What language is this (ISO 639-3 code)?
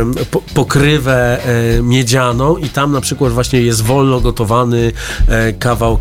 pol